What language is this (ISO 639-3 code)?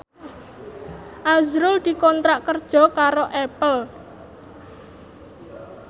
jav